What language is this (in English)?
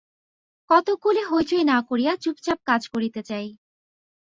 Bangla